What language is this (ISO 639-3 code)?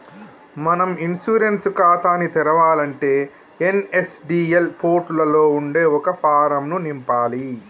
tel